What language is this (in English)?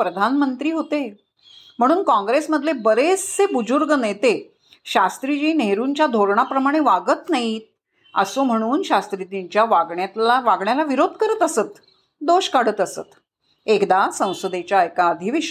Marathi